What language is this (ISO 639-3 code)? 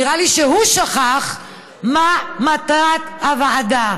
heb